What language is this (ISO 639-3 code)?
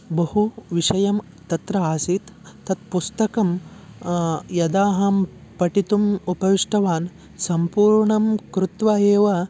san